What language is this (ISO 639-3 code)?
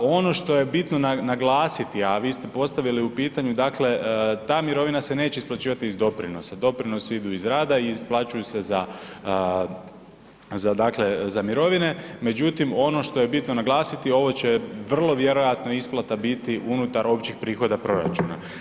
hrv